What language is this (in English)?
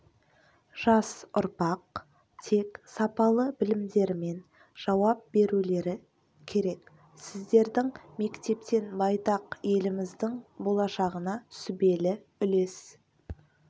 Kazakh